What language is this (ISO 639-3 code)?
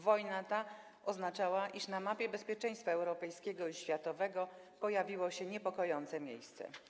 pol